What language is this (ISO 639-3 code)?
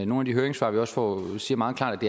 dan